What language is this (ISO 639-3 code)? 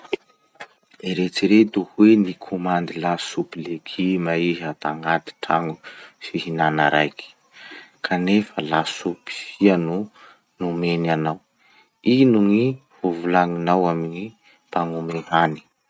msh